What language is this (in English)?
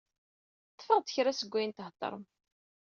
Kabyle